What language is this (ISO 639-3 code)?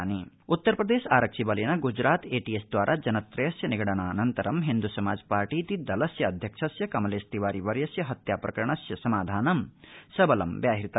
san